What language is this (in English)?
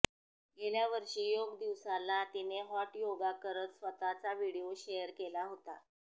Marathi